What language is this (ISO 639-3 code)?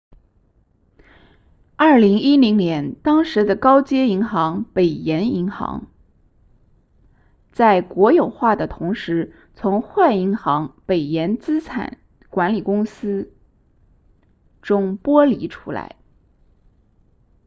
zho